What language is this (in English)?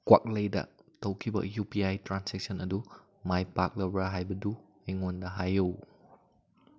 Manipuri